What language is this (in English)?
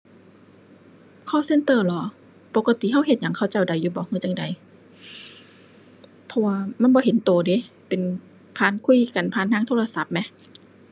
Thai